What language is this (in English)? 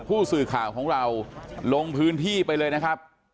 Thai